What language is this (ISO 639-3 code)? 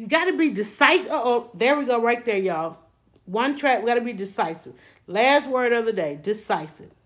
eng